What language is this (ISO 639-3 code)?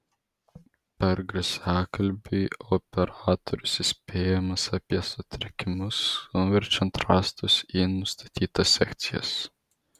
lit